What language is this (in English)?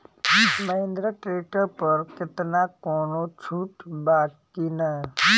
Bhojpuri